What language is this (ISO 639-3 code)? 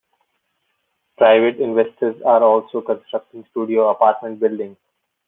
eng